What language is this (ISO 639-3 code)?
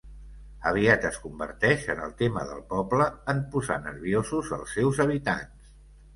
cat